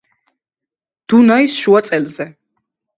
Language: Georgian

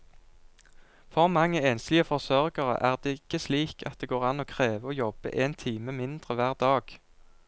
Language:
Norwegian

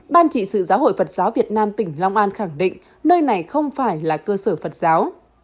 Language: Vietnamese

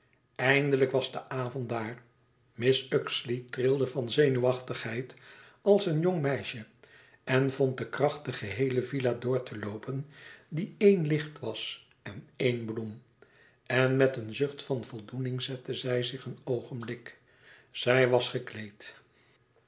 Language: Dutch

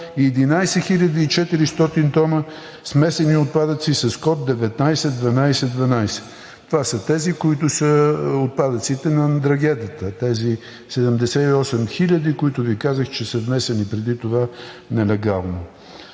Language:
Bulgarian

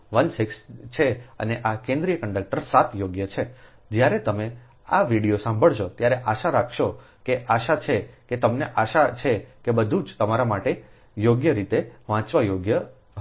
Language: Gujarati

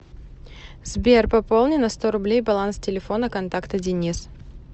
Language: Russian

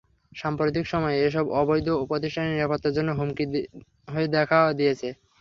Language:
Bangla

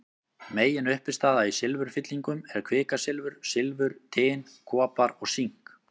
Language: Icelandic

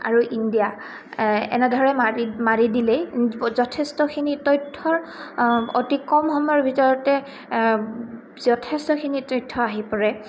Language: Assamese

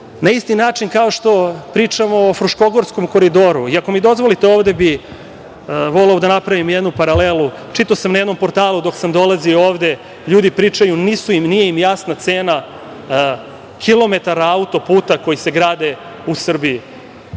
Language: Serbian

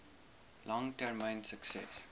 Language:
Afrikaans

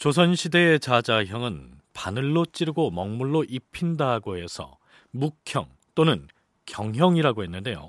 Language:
Korean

